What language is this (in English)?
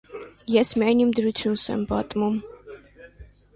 Armenian